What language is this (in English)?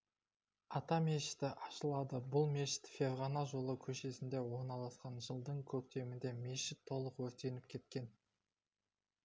Kazakh